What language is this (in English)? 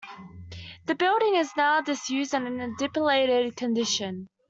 English